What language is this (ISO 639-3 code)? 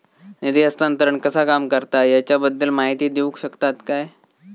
mar